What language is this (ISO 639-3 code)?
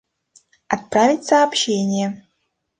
rus